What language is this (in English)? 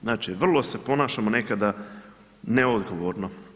Croatian